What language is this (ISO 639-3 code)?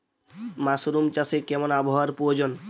ben